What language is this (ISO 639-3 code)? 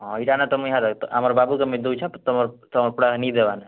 ori